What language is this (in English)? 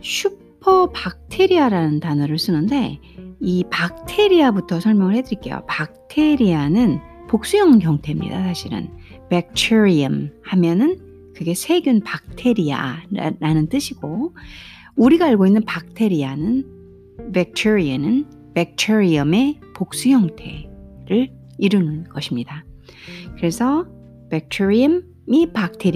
Korean